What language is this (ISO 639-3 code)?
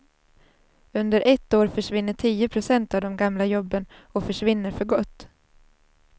swe